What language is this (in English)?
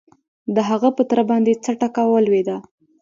Pashto